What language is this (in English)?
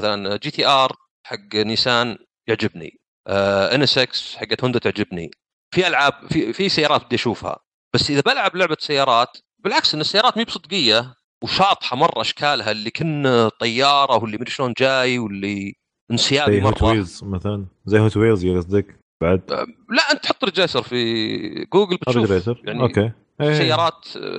Arabic